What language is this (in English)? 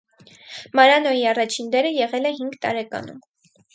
Armenian